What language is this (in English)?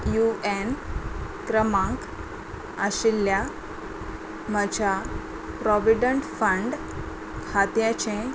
Konkani